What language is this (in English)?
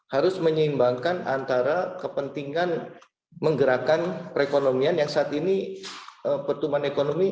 Indonesian